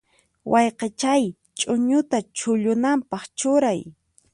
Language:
Puno Quechua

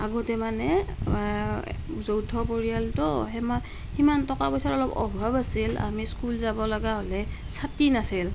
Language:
Assamese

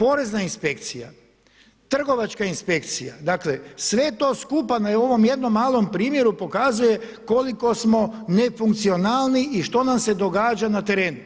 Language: Croatian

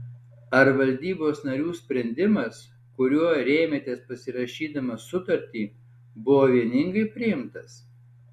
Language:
Lithuanian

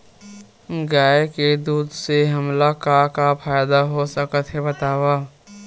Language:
Chhattisgarhi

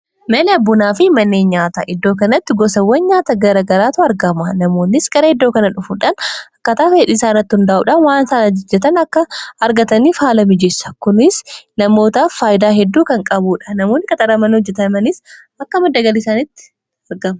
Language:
Oromo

